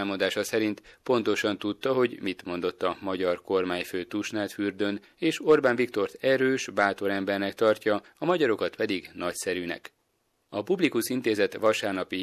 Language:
Hungarian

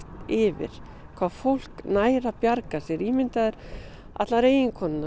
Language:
Icelandic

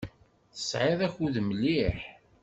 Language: Kabyle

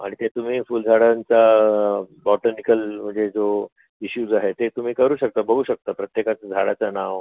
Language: Marathi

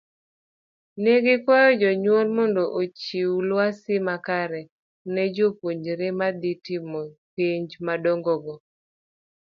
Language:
Luo (Kenya and Tanzania)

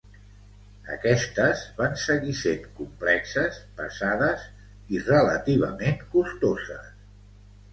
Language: Catalan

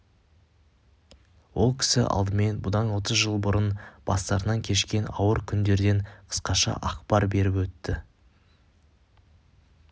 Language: Kazakh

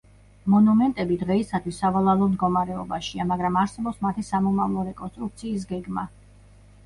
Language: Georgian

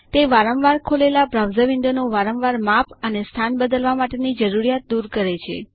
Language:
Gujarati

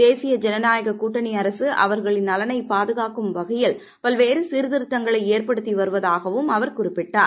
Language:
Tamil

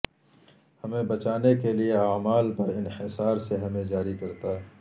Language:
Urdu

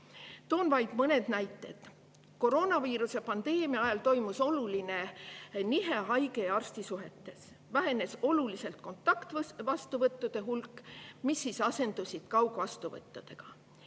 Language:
Estonian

